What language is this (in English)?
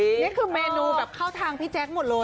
Thai